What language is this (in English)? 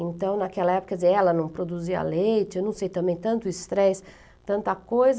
Portuguese